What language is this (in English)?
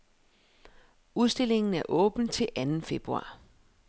Danish